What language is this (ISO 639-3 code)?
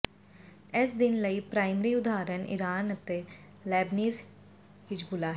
pan